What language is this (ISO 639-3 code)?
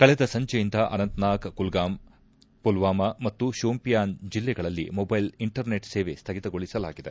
kan